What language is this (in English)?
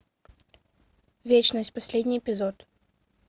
Russian